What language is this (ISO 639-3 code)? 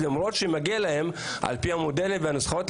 heb